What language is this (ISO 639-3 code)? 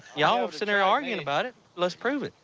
eng